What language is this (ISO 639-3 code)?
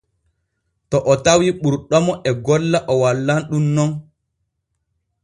fue